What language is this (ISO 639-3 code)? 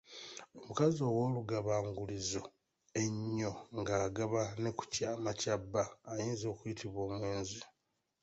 lug